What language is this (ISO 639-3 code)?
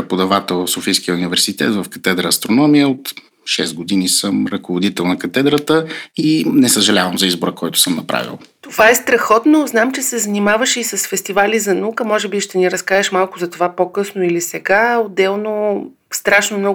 bul